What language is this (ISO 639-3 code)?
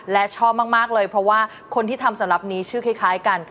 tha